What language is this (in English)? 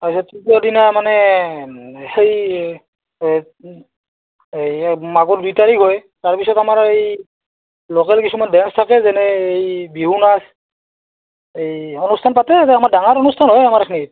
Assamese